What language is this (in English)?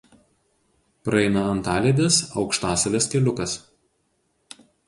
Lithuanian